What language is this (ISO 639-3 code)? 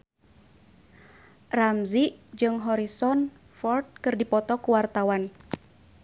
sun